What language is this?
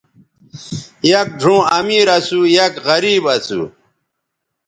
Bateri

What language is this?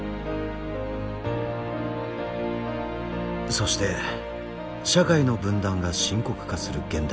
Japanese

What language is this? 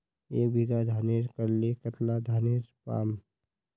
Magahi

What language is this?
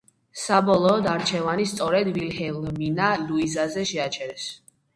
Georgian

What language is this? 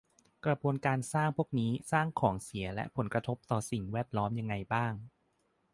Thai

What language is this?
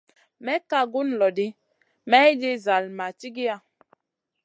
Masana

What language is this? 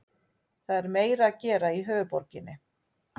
Icelandic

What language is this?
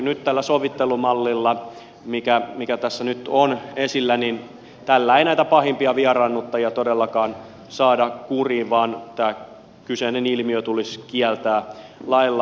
Finnish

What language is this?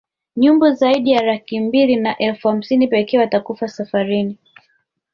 Swahili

